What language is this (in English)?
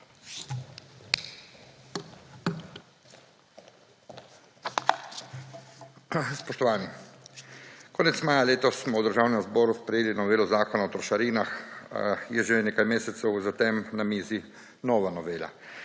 Slovenian